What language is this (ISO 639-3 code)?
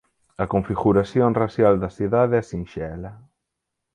glg